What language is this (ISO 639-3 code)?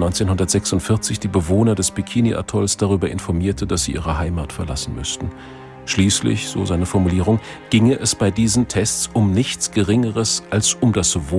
deu